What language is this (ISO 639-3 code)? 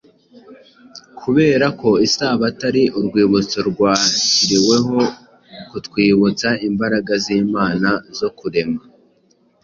kin